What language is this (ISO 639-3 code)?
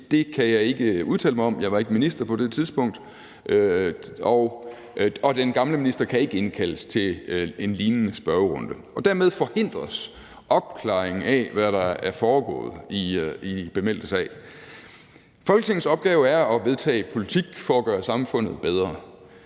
dan